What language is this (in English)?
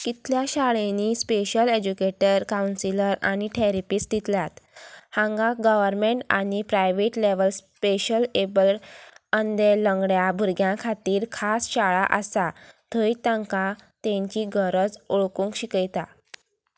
Konkani